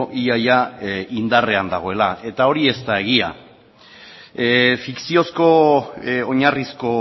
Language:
Basque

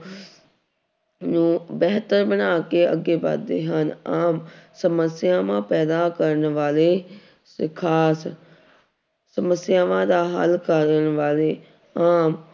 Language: Punjabi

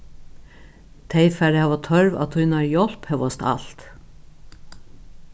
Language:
Faroese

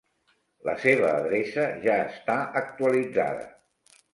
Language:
Catalan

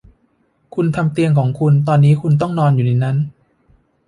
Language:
Thai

